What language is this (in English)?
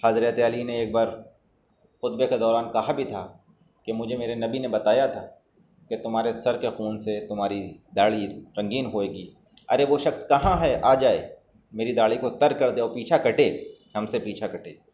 Urdu